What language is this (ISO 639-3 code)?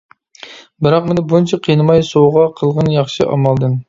uig